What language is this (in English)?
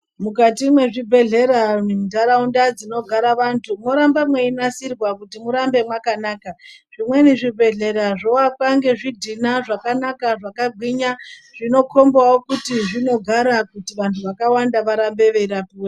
Ndau